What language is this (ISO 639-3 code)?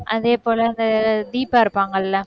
tam